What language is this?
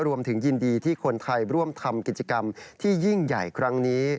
Thai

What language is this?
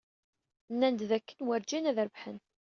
Kabyle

